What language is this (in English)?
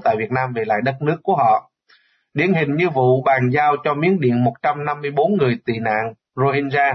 Vietnamese